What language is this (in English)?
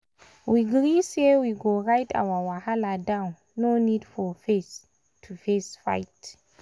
Nigerian Pidgin